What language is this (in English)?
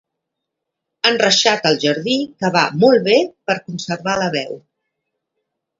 Catalan